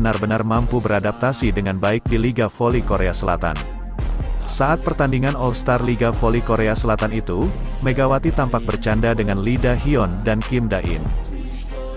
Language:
Indonesian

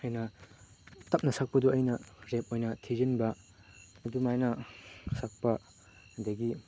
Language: Manipuri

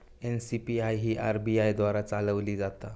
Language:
Marathi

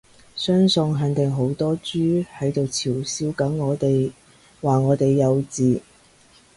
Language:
Cantonese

